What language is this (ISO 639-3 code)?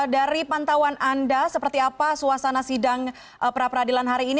ind